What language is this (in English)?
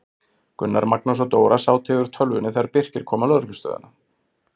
Icelandic